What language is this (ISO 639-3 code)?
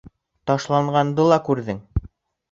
bak